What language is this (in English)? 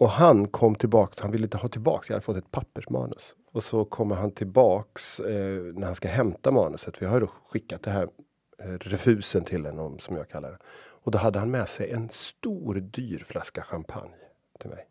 Swedish